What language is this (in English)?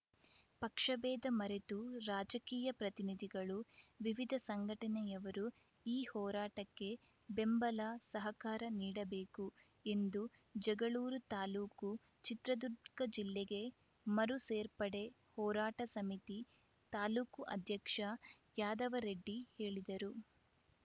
Kannada